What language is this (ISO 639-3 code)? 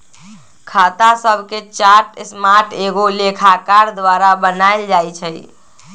mag